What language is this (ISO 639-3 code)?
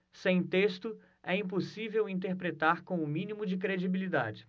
por